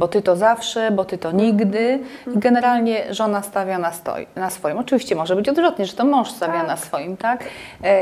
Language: Polish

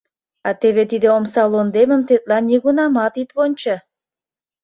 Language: Mari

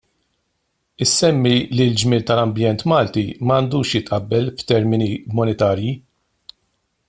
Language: Maltese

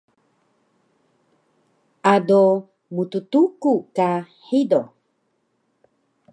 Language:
Taroko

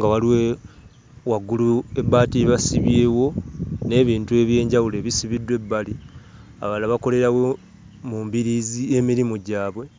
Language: Ganda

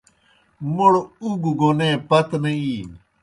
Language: Kohistani Shina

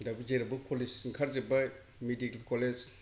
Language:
Bodo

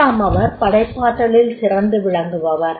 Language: Tamil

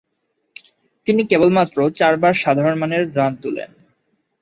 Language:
Bangla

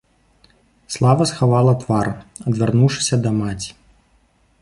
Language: Belarusian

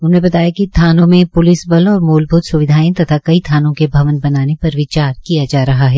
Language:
Hindi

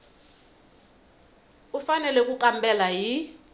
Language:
Tsonga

